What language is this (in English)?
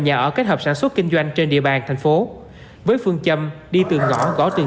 Vietnamese